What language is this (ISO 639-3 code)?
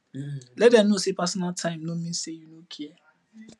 pcm